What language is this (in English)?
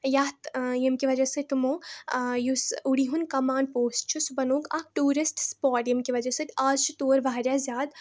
Kashmiri